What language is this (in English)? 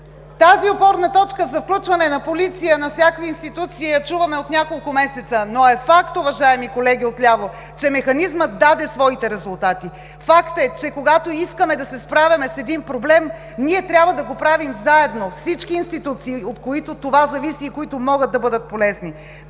Bulgarian